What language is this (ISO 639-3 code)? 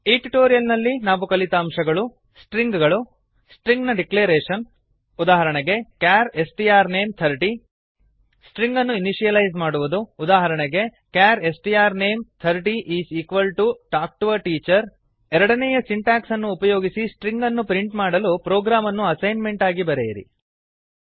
kan